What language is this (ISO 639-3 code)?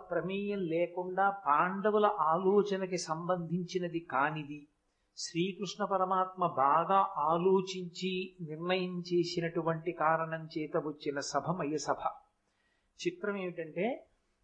tel